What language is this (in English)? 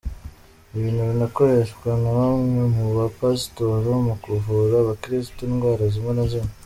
Kinyarwanda